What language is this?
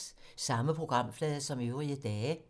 Danish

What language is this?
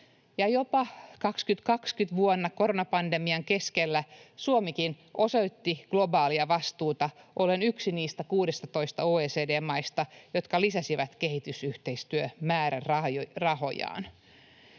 Finnish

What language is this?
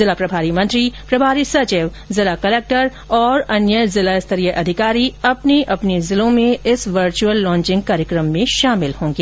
Hindi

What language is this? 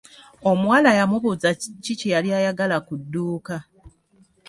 Ganda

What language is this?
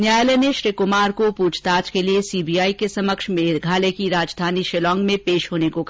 Hindi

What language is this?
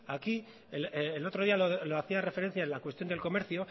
Spanish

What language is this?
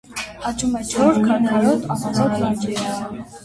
Armenian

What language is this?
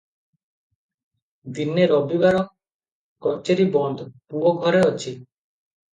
Odia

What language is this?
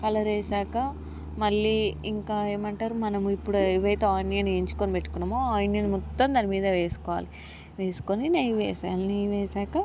Telugu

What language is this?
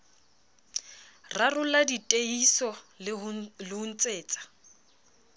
Southern Sotho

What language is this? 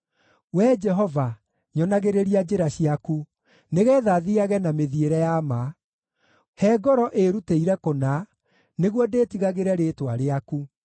Kikuyu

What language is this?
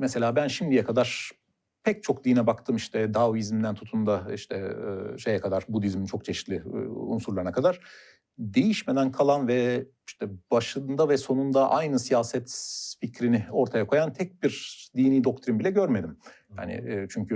Turkish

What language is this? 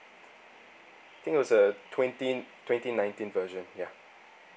English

